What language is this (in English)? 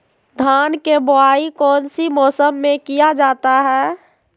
Magahi